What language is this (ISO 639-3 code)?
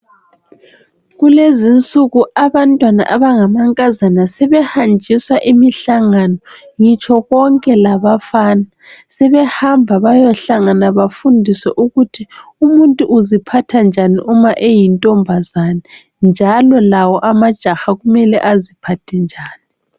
nde